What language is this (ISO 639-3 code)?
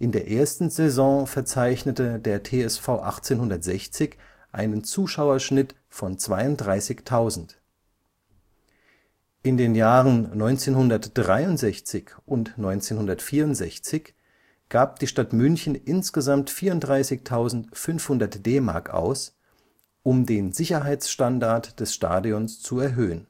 deu